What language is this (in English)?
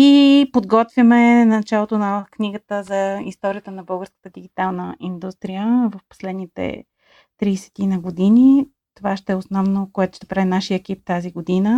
Bulgarian